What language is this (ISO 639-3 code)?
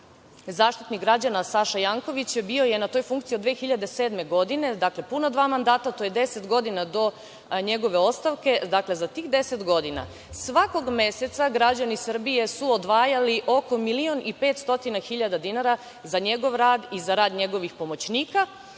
srp